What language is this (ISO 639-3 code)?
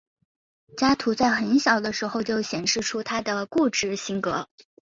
zho